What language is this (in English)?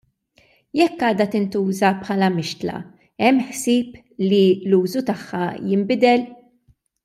Maltese